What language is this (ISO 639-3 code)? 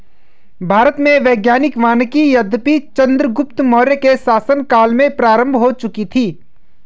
hin